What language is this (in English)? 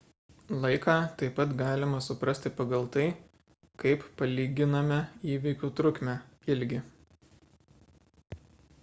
Lithuanian